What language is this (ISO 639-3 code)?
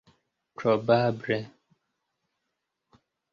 epo